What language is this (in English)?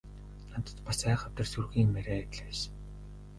Mongolian